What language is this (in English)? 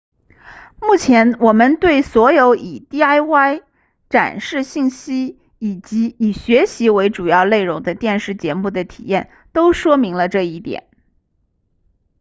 Chinese